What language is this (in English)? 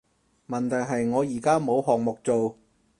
Cantonese